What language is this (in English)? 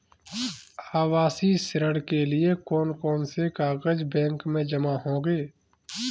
Hindi